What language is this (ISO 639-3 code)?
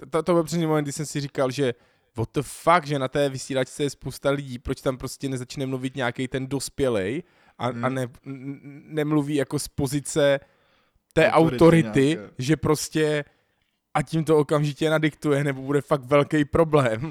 ces